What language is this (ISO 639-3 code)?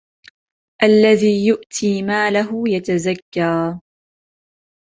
ara